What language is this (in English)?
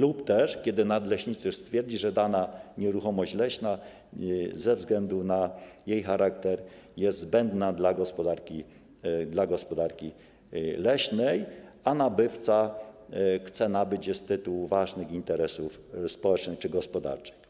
Polish